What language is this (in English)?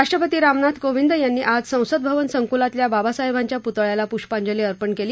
Marathi